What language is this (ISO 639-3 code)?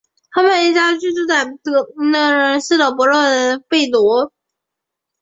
zho